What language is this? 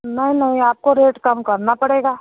Hindi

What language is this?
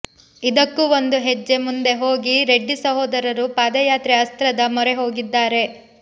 Kannada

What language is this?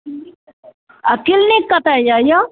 Maithili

